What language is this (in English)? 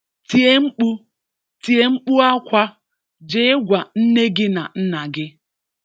Igbo